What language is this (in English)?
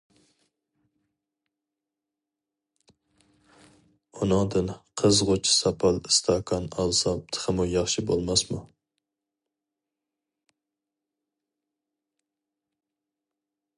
Uyghur